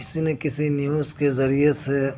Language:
Urdu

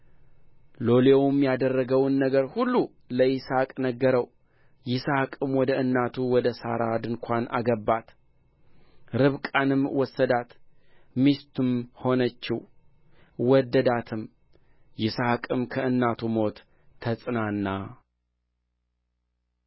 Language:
Amharic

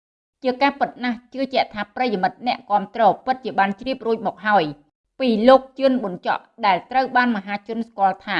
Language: Vietnamese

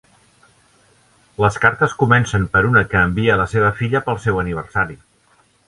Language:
Catalan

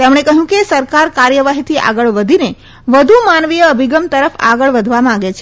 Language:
Gujarati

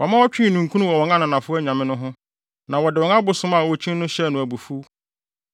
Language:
Akan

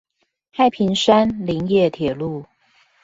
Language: Chinese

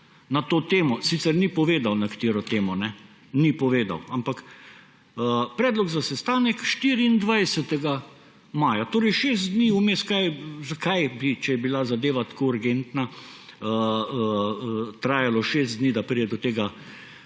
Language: Slovenian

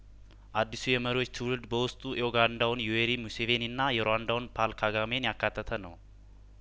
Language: Amharic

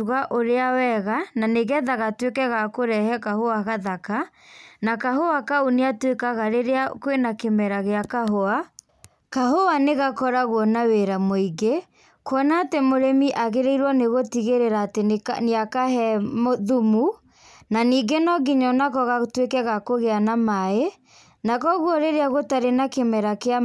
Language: Kikuyu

